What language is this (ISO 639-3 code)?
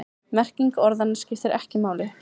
isl